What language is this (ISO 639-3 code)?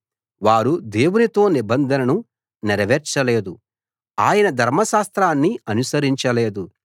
tel